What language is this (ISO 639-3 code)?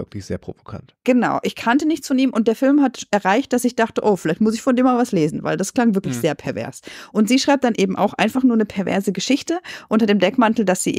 deu